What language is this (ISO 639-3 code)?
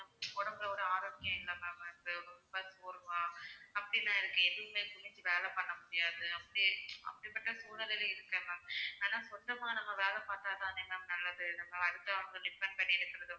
tam